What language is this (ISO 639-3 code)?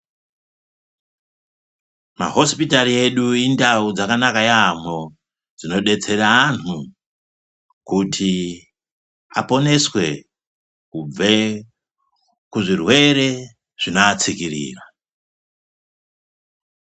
ndc